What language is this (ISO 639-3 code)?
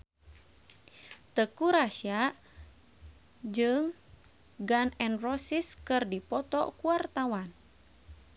sun